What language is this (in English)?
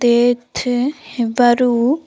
Odia